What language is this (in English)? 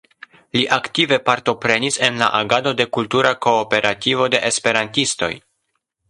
Esperanto